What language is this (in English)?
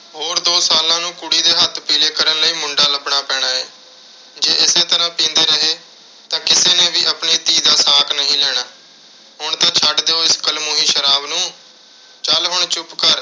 Punjabi